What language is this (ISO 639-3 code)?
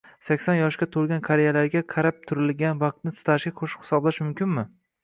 uzb